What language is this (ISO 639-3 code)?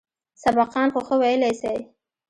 pus